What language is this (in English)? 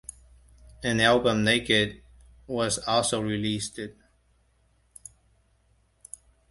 English